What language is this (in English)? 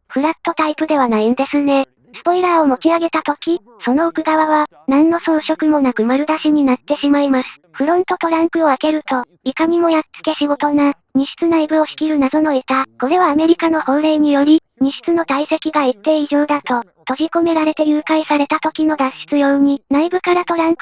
Japanese